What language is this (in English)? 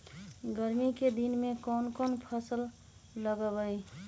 Magahi